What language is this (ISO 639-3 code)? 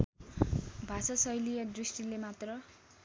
nep